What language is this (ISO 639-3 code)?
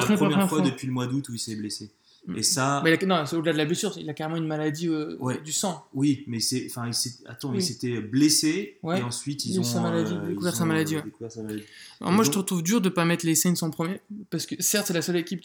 fra